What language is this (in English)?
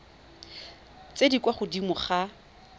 Tswana